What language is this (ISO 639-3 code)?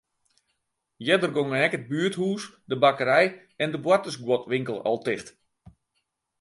fry